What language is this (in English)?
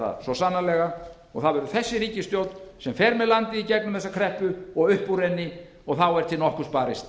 Icelandic